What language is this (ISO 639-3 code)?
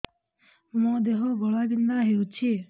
ori